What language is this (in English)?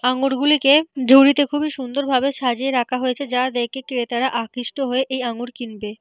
Bangla